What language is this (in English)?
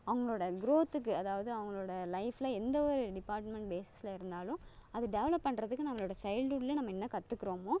Tamil